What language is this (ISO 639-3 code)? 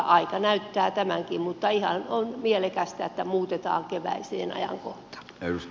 fin